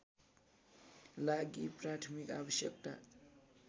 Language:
Nepali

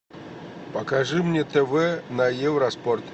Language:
Russian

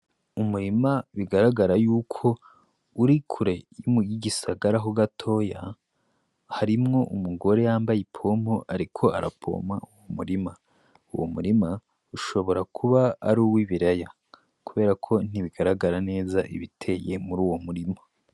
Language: Rundi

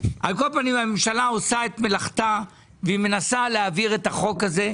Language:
Hebrew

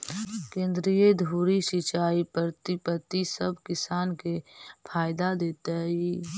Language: Magahi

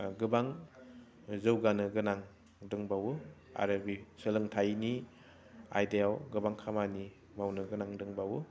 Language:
Bodo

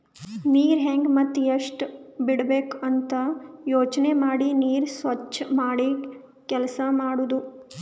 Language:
Kannada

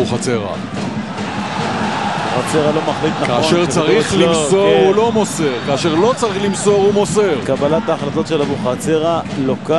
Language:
Hebrew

